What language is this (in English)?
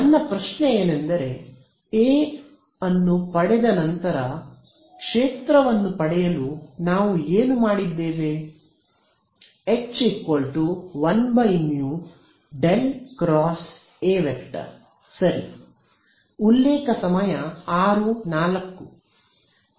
Kannada